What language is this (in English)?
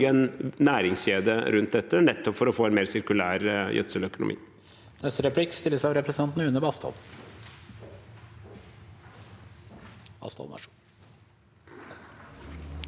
Norwegian